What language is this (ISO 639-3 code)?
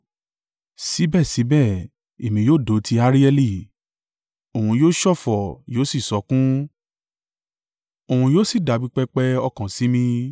yor